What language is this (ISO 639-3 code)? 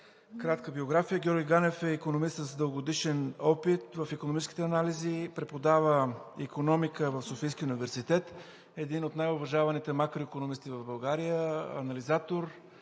bul